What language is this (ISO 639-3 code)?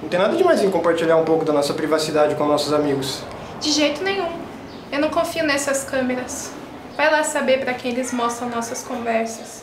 por